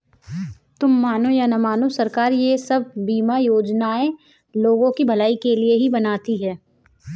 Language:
Hindi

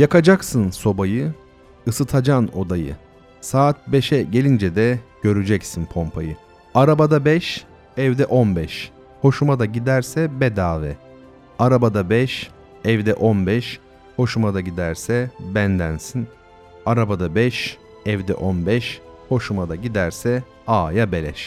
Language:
Turkish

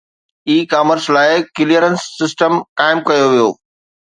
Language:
Sindhi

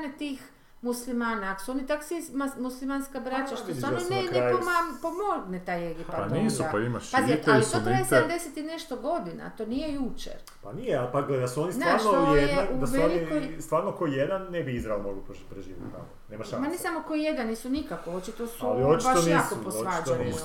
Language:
Croatian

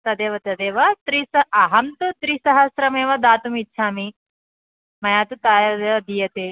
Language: Sanskrit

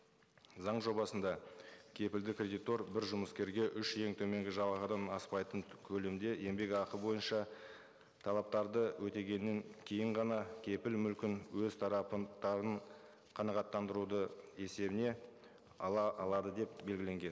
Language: Kazakh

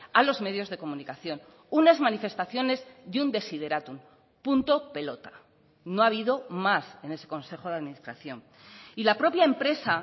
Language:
Spanish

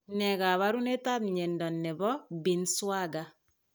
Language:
Kalenjin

